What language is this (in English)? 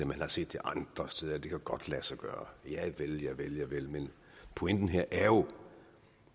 Danish